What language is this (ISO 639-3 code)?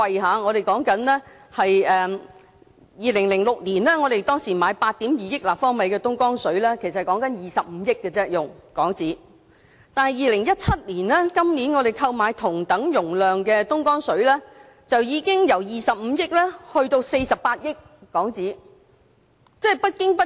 yue